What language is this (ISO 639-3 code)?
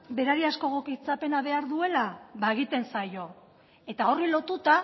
eus